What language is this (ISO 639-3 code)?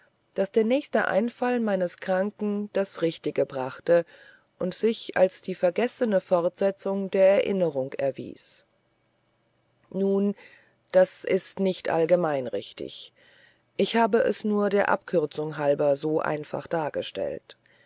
deu